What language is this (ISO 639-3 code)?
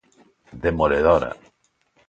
glg